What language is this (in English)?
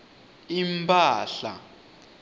Swati